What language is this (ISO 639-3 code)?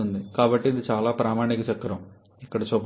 tel